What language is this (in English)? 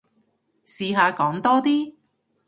Cantonese